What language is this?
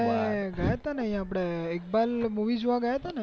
Gujarati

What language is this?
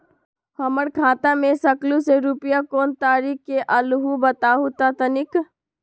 Magahi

